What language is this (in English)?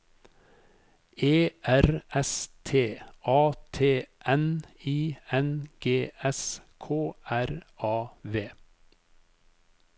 Norwegian